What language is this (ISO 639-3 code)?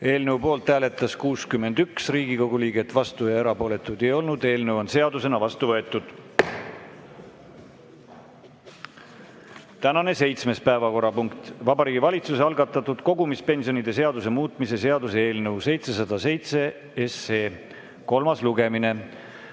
est